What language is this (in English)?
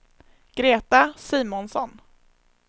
Swedish